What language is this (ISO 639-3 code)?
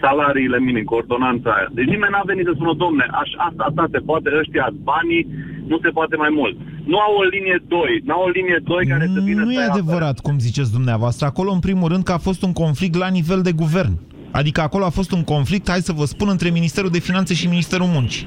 ron